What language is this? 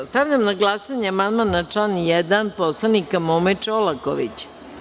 Serbian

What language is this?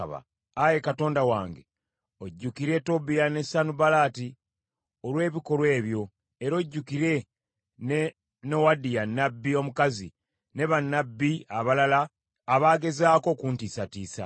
Ganda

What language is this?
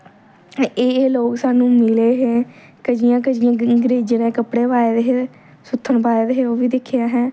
Dogri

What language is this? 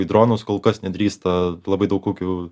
Lithuanian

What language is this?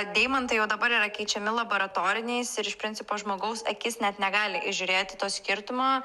Lithuanian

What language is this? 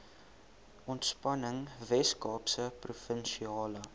Afrikaans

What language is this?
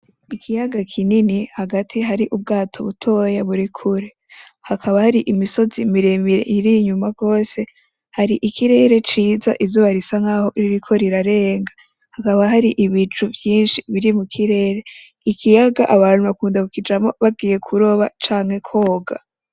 Rundi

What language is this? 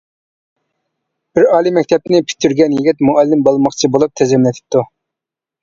Uyghur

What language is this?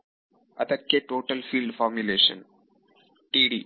Kannada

